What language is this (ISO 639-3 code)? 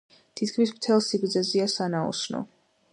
kat